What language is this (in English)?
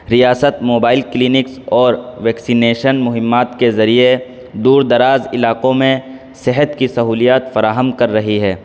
Urdu